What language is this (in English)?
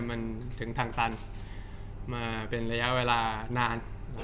Thai